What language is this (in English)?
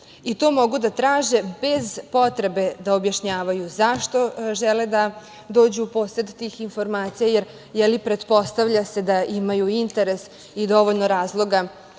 Serbian